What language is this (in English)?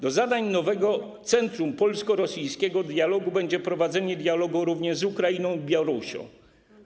Polish